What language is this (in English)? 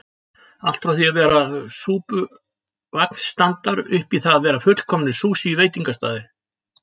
Icelandic